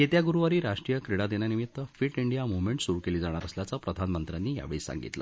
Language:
Marathi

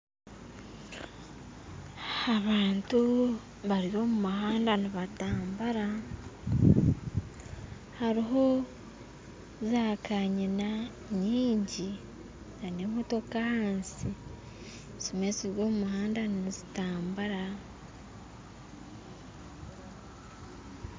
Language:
Nyankole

